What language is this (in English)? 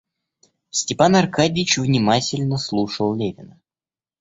Russian